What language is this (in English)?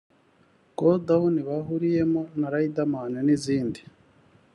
Kinyarwanda